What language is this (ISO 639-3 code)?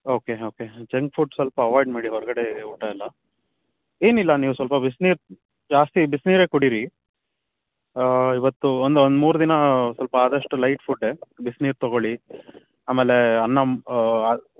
kan